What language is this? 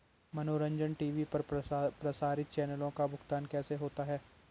Hindi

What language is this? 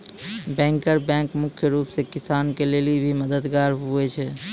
Maithili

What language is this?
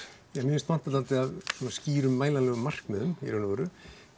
Icelandic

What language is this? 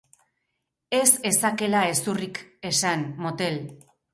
Basque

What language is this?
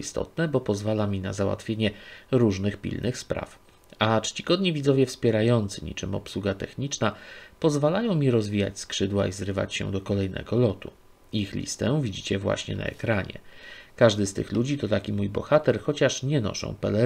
Polish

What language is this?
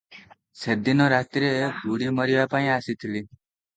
Odia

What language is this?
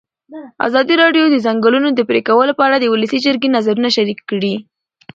Pashto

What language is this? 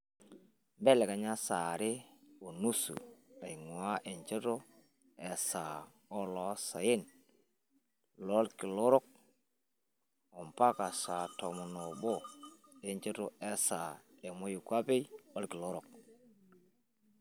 Masai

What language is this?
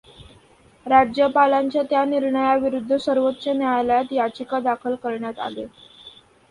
Marathi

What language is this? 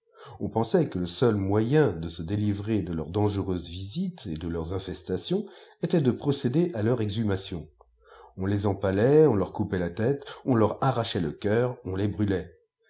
French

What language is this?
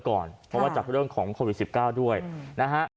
Thai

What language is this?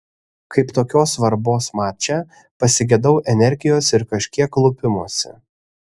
Lithuanian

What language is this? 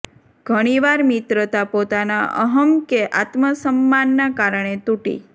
Gujarati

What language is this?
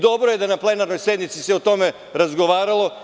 Serbian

